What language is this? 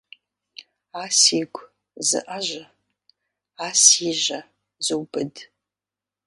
Kabardian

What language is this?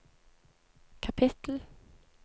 Norwegian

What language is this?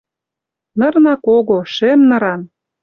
Western Mari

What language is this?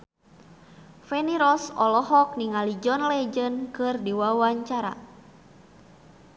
Sundanese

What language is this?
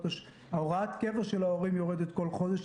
Hebrew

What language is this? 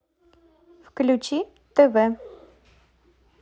Russian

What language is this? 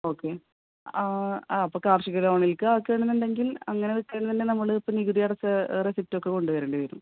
Malayalam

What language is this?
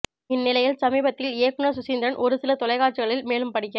Tamil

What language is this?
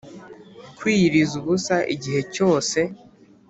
Kinyarwanda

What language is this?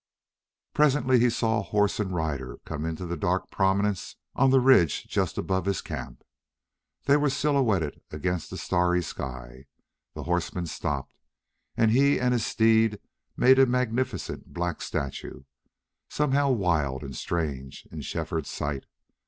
English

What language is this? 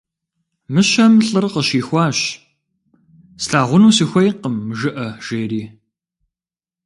Kabardian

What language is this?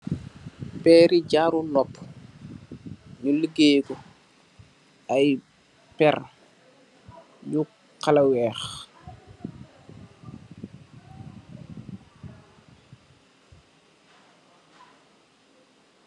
Wolof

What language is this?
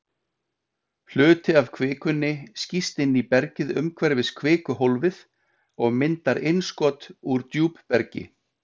Icelandic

